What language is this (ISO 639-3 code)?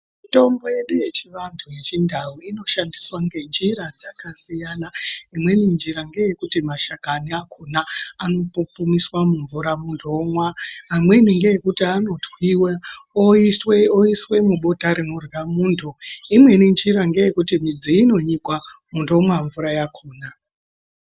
ndc